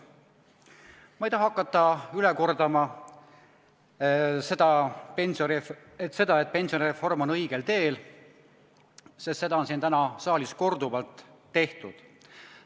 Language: Estonian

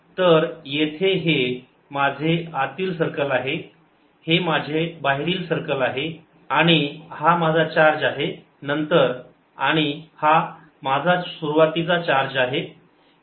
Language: Marathi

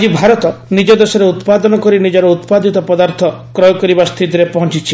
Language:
Odia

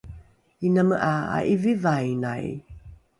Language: Rukai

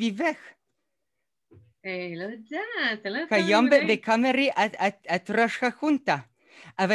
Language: Hebrew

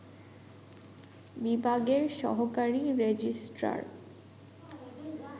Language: Bangla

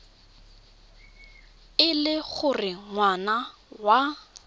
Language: Tswana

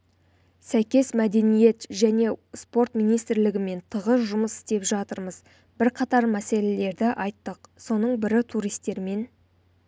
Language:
Kazakh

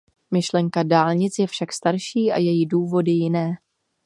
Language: Czech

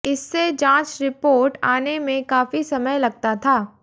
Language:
Hindi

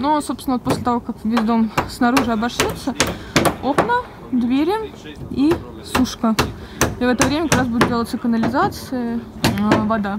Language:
Russian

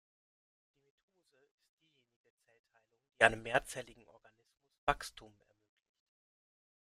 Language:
German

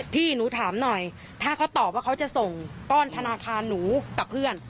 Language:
Thai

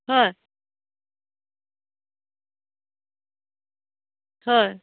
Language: Assamese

